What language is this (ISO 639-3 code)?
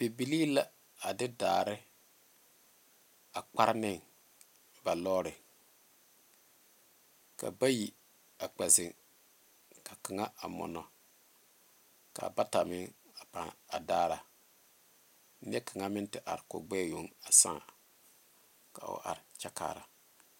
dga